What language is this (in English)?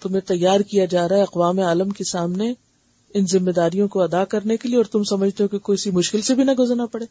Urdu